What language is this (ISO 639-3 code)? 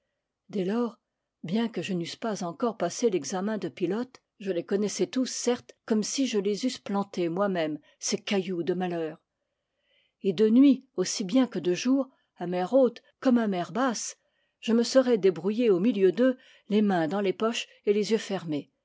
fra